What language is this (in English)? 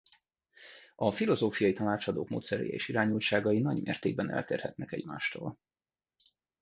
Hungarian